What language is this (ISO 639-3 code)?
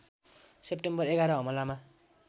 nep